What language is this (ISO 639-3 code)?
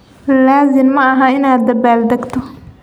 som